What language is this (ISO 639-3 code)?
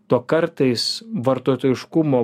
lit